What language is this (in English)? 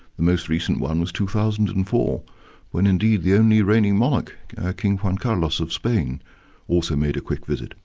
English